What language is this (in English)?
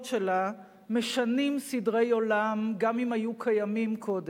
Hebrew